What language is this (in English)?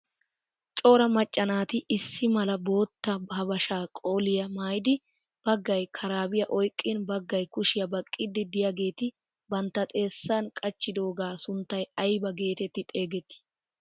Wolaytta